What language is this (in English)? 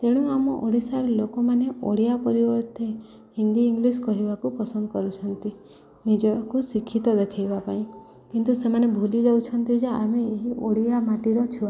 Odia